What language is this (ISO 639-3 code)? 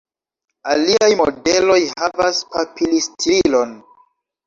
epo